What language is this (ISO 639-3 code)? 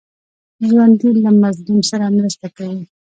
pus